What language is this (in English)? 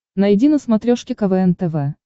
Russian